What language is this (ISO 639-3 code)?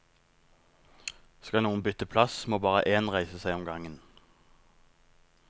nor